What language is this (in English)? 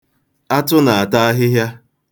Igbo